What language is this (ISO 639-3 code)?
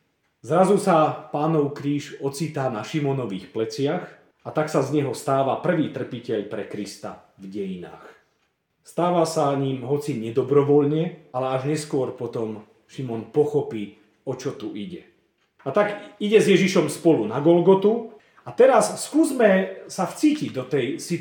slk